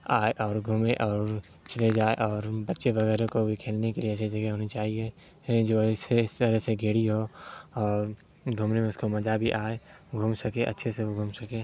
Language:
Urdu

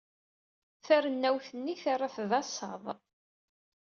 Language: Kabyle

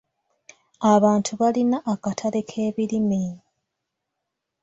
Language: Ganda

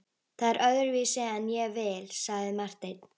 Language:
Icelandic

